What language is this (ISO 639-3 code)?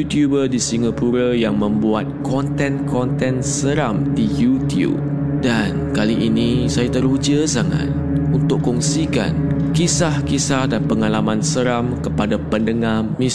msa